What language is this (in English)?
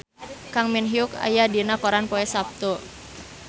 Sundanese